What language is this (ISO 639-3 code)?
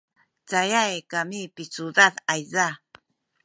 szy